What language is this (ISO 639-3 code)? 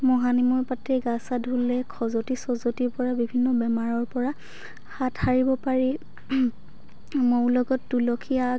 asm